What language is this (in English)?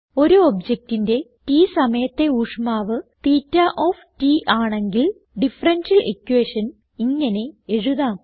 Malayalam